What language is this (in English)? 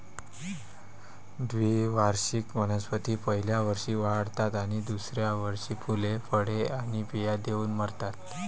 Marathi